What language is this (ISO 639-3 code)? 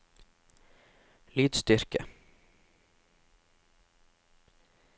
nor